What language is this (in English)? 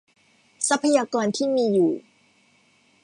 Thai